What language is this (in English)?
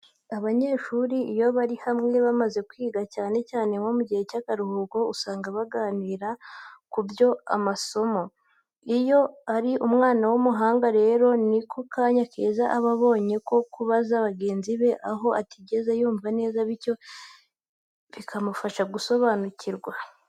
Kinyarwanda